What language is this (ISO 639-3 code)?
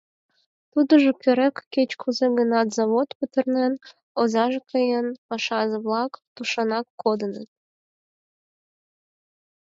chm